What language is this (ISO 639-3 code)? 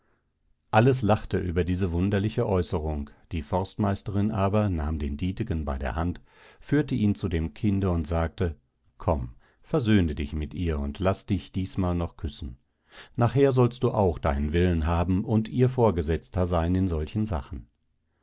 deu